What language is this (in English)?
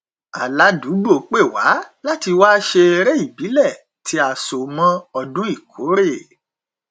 Yoruba